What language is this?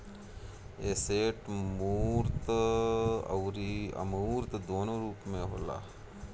Bhojpuri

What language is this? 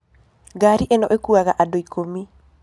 Kikuyu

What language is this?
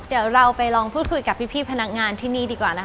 Thai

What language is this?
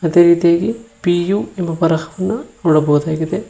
Kannada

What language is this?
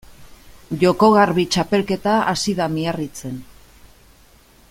Basque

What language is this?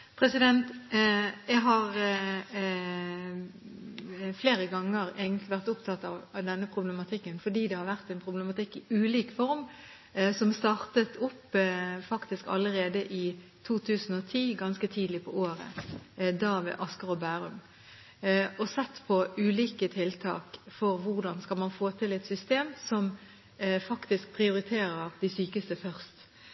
Norwegian Bokmål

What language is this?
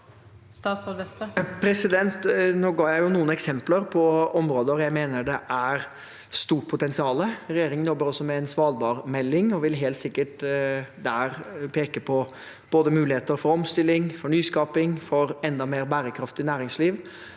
Norwegian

